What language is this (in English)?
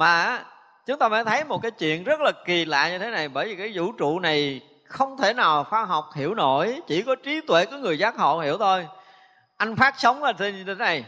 Vietnamese